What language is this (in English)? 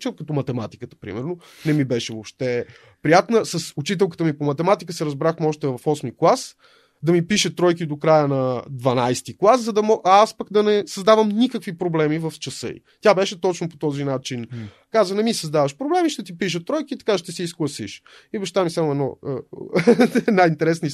Bulgarian